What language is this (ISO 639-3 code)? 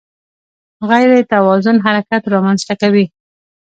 pus